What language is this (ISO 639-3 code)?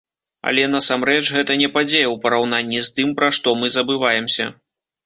bel